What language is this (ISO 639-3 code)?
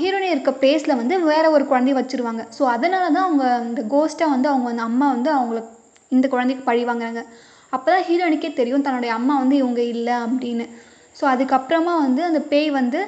tam